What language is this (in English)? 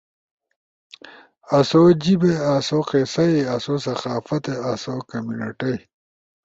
Ushojo